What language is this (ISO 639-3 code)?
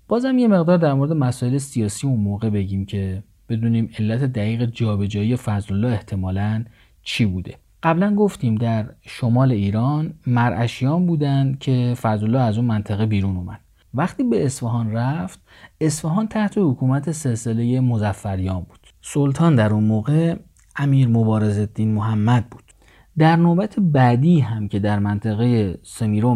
fas